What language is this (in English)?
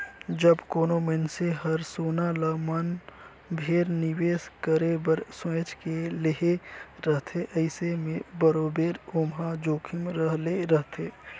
Chhattisgarhi